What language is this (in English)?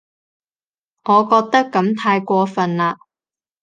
Cantonese